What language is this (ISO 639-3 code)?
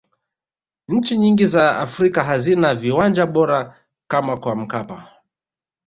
swa